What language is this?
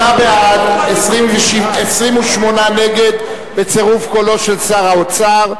Hebrew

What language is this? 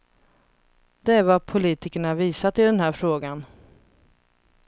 Swedish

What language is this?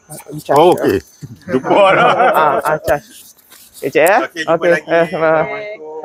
Malay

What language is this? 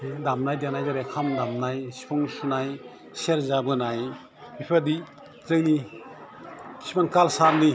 Bodo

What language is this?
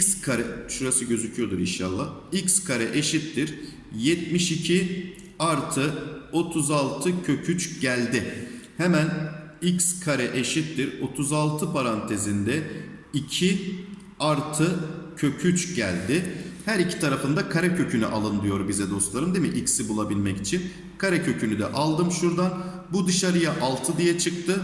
Turkish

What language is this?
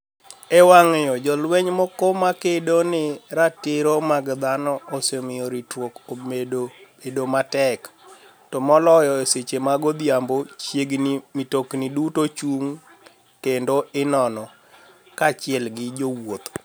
Luo (Kenya and Tanzania)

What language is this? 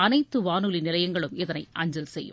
Tamil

